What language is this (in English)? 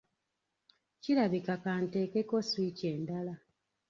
Ganda